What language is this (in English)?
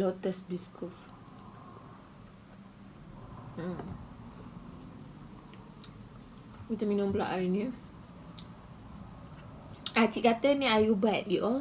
Malay